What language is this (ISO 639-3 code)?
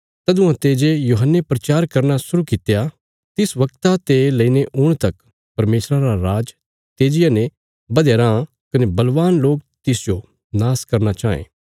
kfs